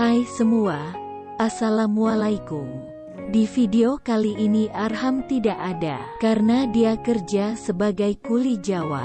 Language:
Indonesian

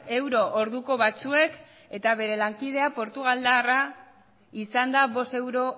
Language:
Basque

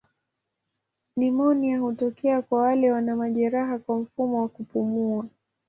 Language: Swahili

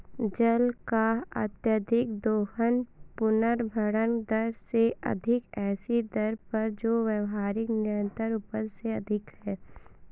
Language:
Hindi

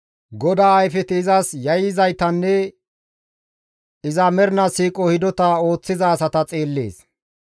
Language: Gamo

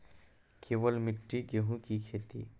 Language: Maithili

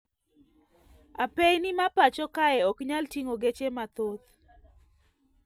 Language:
Luo (Kenya and Tanzania)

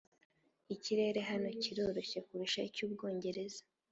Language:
Kinyarwanda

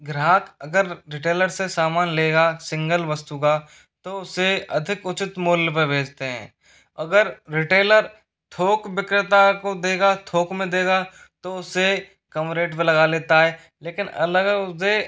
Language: Hindi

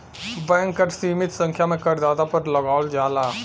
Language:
Bhojpuri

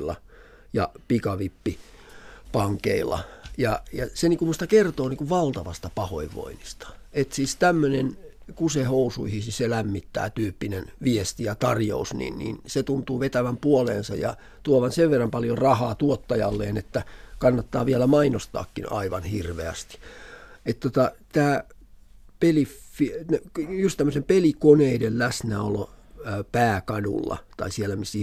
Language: Finnish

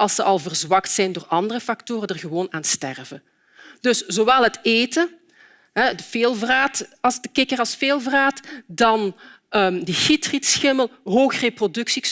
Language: Dutch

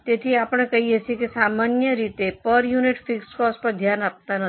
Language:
Gujarati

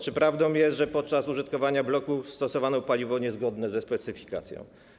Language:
Polish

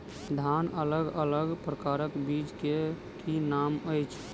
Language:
Maithili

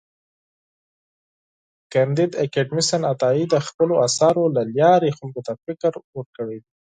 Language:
Pashto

